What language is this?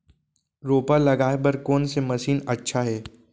Chhattisgarhi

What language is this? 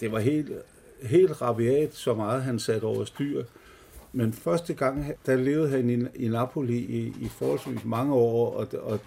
Danish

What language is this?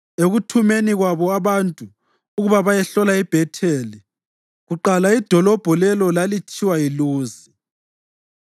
North Ndebele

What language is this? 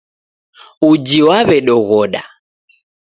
Taita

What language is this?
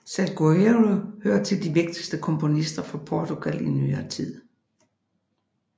Danish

